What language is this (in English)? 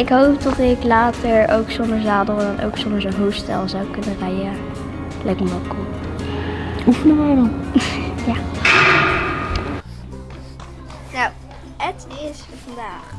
Dutch